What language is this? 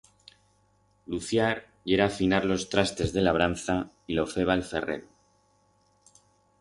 Aragonese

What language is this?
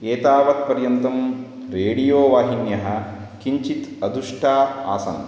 Sanskrit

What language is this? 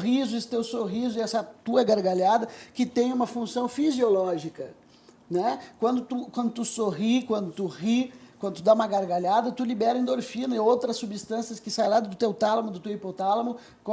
Portuguese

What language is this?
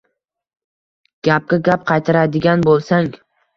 Uzbek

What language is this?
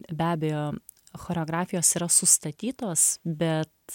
Lithuanian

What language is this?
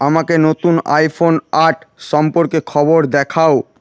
Bangla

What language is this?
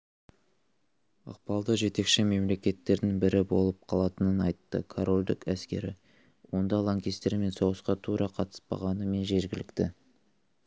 Kazakh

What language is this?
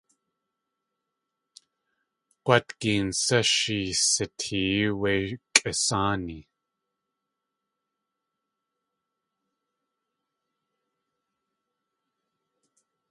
Tlingit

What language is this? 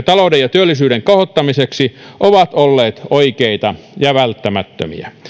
Finnish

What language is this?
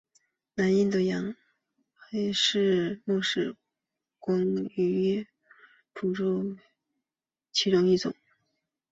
Chinese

